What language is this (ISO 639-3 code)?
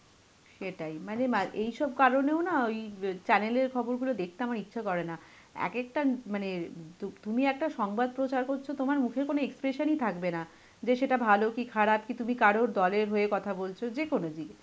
ben